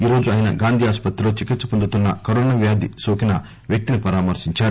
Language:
Telugu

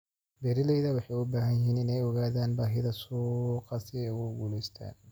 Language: Somali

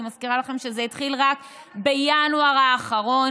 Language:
Hebrew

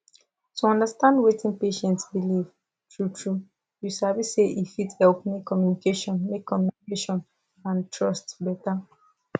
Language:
Nigerian Pidgin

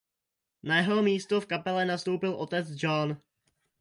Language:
Czech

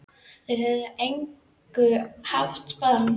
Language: Icelandic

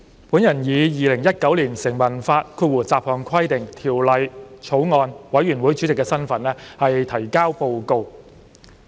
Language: Cantonese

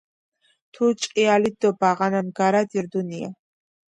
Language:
Georgian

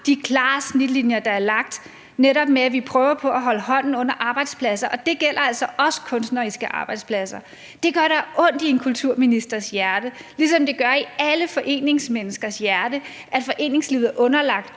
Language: Danish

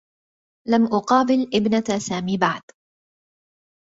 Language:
Arabic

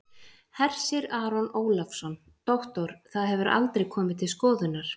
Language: Icelandic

